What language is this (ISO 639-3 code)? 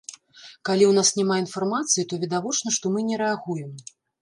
bel